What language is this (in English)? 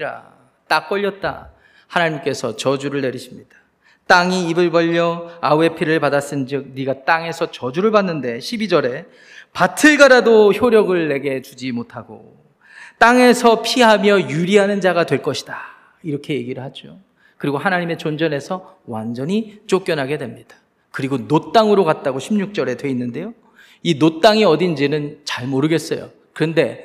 Korean